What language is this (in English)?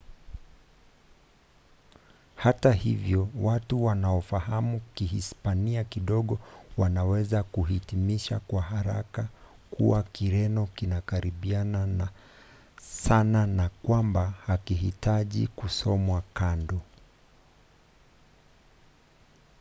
Swahili